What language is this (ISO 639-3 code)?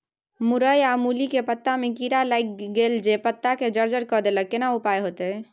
mai